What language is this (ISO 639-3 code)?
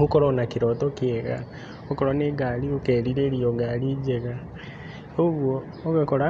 kik